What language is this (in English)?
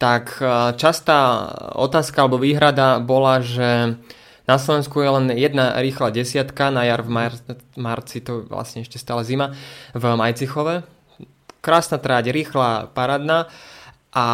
Slovak